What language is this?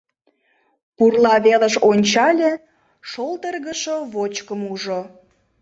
Mari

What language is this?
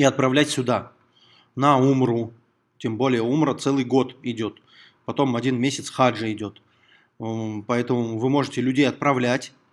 Russian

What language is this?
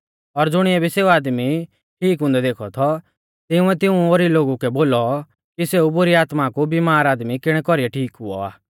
Mahasu Pahari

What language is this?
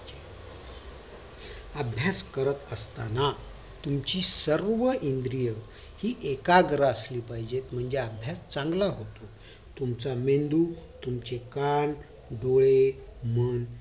Marathi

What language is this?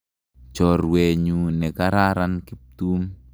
Kalenjin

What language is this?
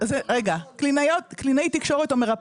Hebrew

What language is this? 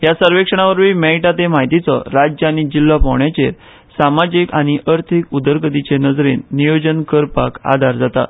Konkani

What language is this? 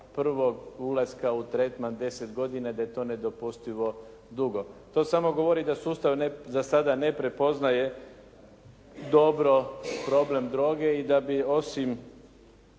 Croatian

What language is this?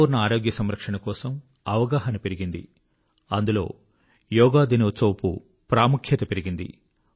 Telugu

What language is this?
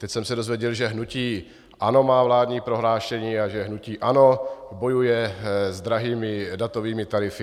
Czech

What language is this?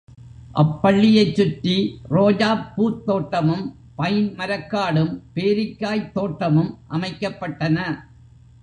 Tamil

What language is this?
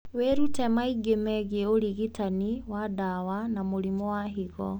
Kikuyu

